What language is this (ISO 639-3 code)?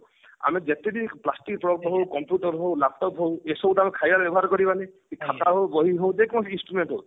ori